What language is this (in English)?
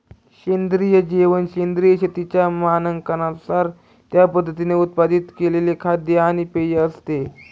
Marathi